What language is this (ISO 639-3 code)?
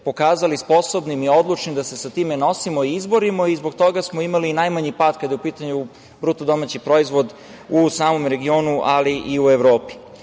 srp